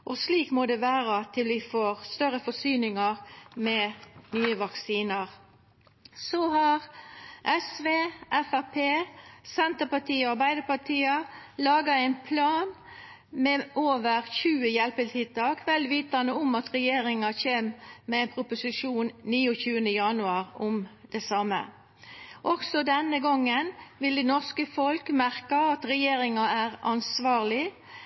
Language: Norwegian Nynorsk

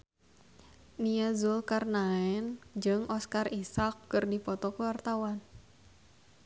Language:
Sundanese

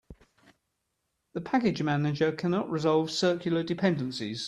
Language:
English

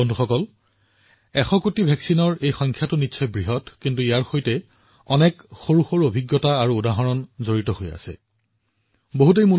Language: Assamese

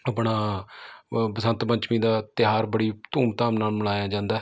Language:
Punjabi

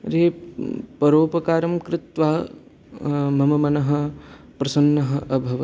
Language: Sanskrit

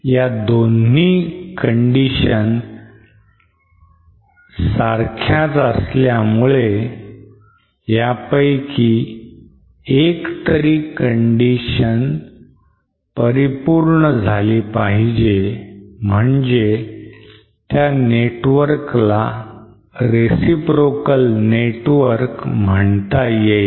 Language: Marathi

